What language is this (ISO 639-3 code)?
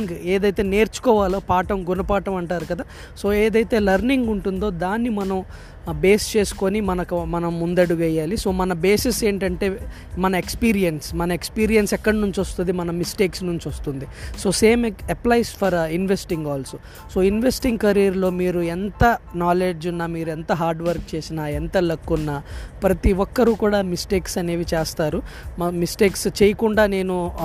tel